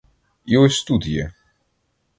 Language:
Ukrainian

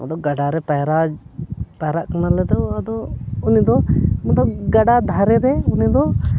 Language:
Santali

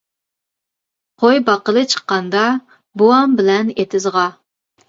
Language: Uyghur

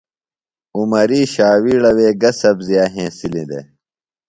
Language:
Phalura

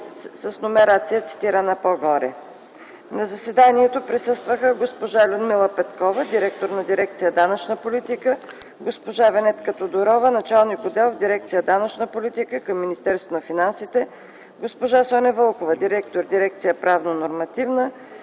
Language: Bulgarian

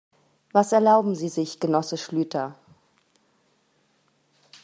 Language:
German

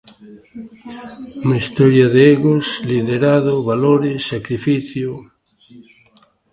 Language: Galician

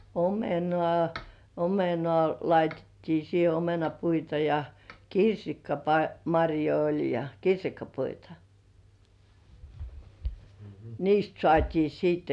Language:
Finnish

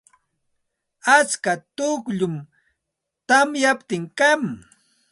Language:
Santa Ana de Tusi Pasco Quechua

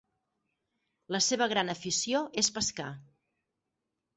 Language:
Catalan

